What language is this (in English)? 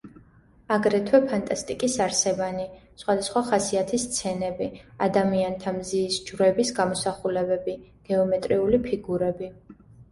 Georgian